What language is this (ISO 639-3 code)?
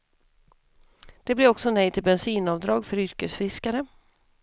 swe